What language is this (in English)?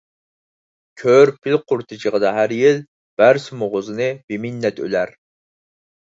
Uyghur